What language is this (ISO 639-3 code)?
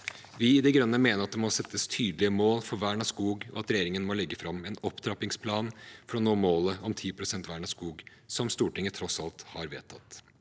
nor